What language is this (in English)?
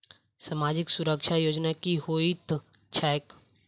Maithili